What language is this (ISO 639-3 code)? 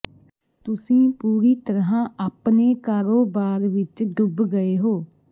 pan